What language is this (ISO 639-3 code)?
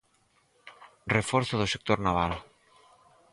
glg